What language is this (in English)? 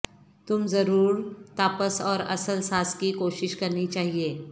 Urdu